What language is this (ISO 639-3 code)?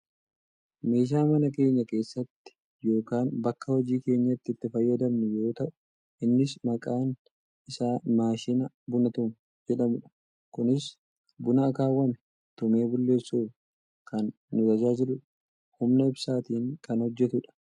orm